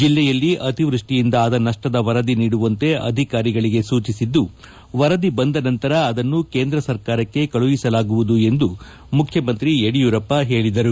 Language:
Kannada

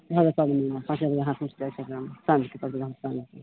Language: Maithili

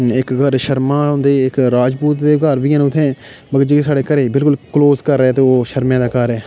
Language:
Dogri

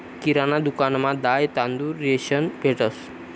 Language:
Marathi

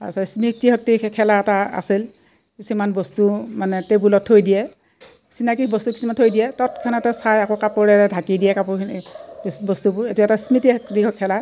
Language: Assamese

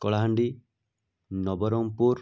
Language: Odia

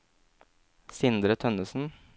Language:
Norwegian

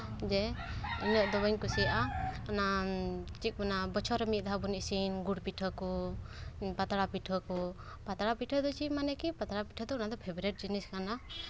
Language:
Santali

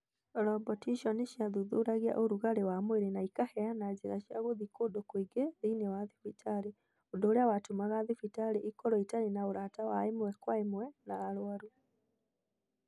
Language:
Kikuyu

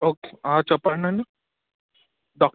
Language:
Telugu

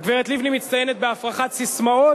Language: Hebrew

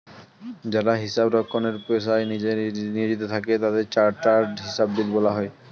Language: Bangla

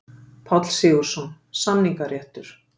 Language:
Icelandic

